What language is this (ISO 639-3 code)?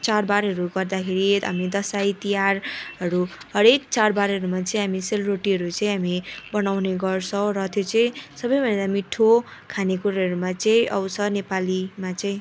nep